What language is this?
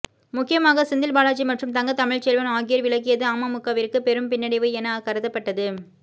Tamil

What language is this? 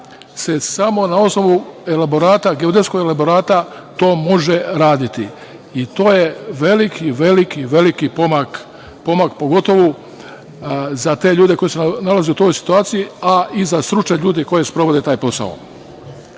Serbian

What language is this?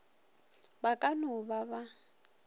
Northern Sotho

